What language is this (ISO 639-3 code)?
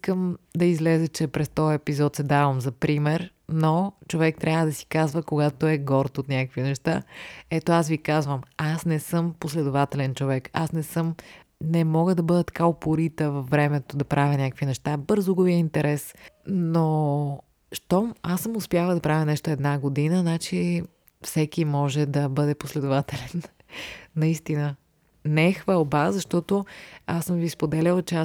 bul